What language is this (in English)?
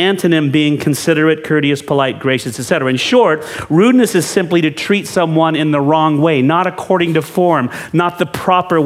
English